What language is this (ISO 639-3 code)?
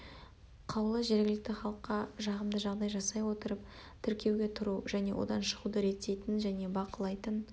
kaz